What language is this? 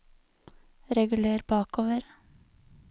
Norwegian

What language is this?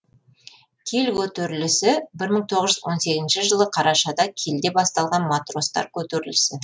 Kazakh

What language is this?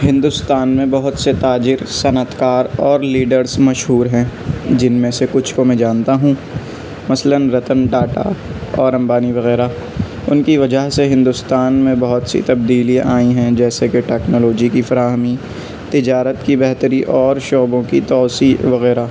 Urdu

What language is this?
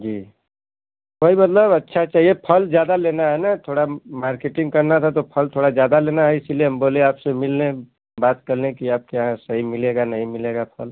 Hindi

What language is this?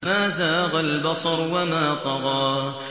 Arabic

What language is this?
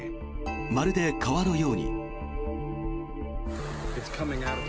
Japanese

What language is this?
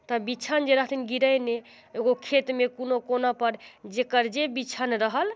Maithili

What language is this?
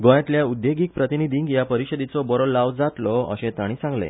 Konkani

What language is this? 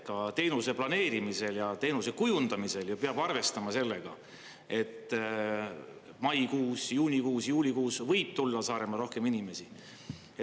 Estonian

